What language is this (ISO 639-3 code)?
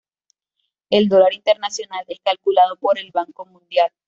spa